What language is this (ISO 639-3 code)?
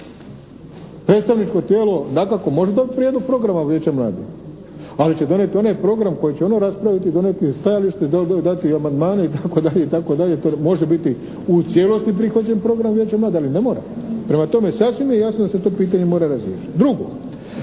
hrv